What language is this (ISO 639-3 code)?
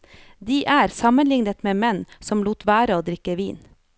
nor